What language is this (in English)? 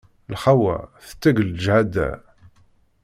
Kabyle